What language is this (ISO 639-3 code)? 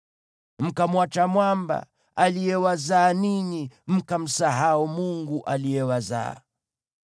swa